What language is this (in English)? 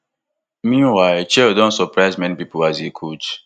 Nigerian Pidgin